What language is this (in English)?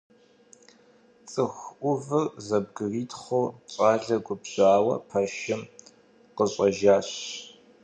Kabardian